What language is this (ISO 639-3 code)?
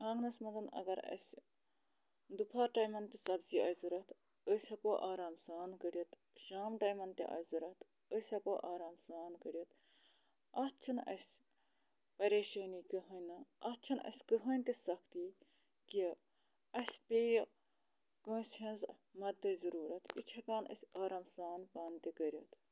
kas